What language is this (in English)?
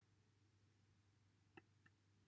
Welsh